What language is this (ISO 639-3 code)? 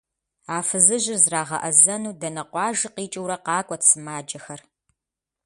kbd